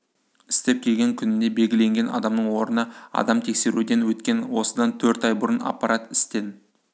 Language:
Kazakh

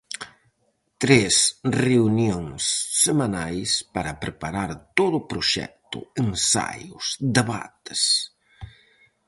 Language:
Galician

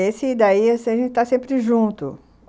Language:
Portuguese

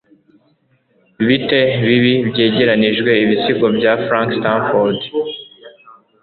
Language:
Kinyarwanda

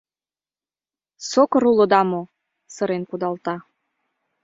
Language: Mari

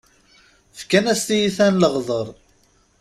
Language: Kabyle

